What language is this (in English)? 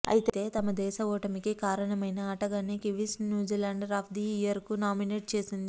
Telugu